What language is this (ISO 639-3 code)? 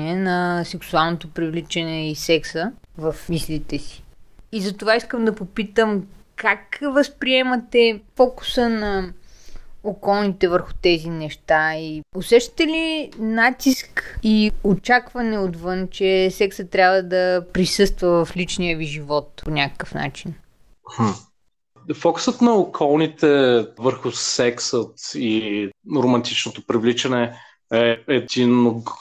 bul